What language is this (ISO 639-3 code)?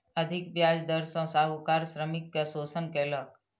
mai